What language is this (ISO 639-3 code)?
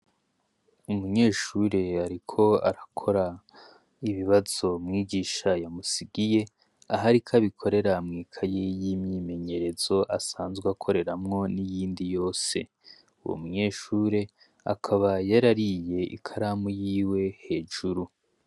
run